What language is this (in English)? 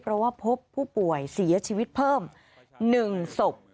Thai